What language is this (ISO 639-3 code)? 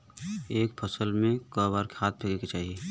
bho